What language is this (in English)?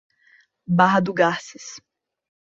Portuguese